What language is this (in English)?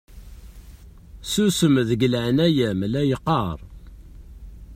Kabyle